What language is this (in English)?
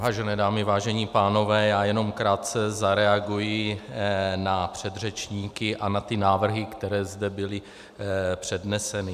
Czech